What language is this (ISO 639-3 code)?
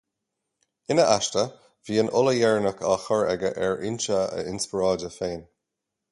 gle